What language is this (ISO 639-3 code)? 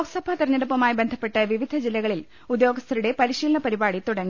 mal